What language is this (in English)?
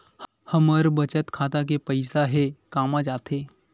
Chhattisgarhi